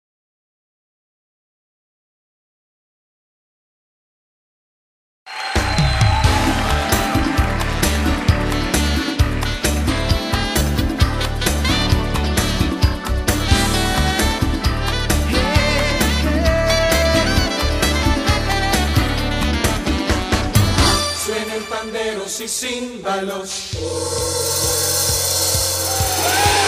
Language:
Arabic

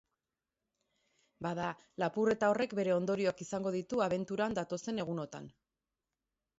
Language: Basque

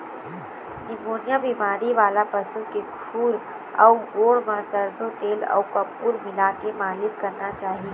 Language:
Chhattisgarhi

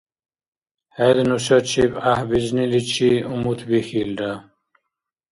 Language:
Dargwa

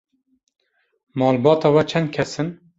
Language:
Kurdish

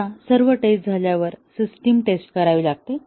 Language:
Marathi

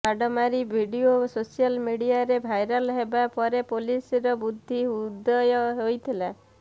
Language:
Odia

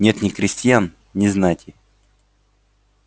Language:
Russian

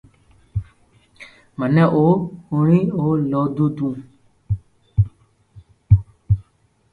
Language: Loarki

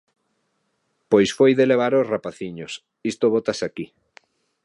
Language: Galician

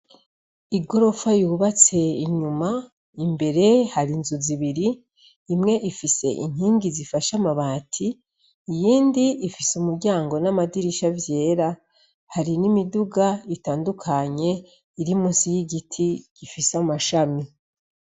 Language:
Rundi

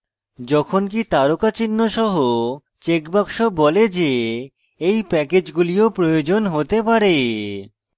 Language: Bangla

